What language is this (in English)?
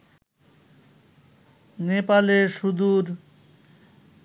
Bangla